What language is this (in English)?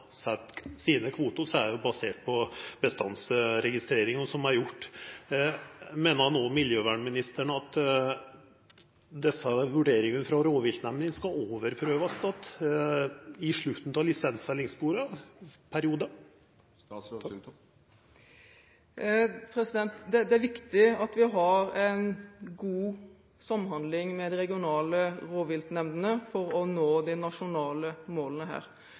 Norwegian